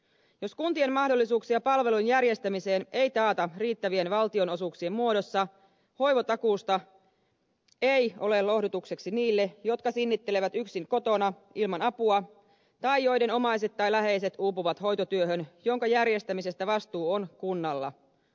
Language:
Finnish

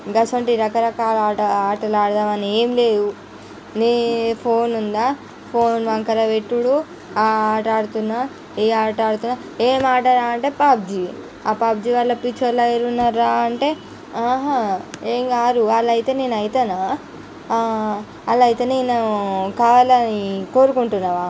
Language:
Telugu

